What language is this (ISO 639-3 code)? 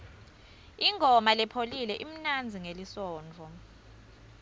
ssw